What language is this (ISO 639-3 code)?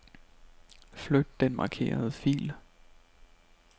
dan